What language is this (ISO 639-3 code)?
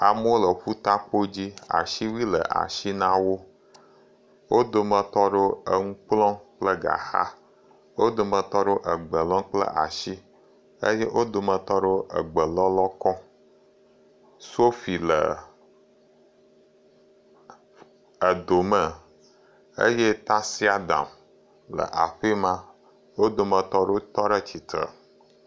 ewe